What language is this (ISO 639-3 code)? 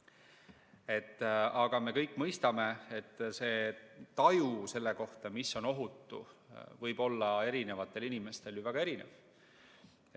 est